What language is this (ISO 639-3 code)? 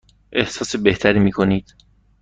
fas